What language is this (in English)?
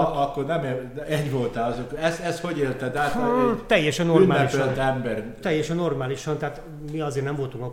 Hungarian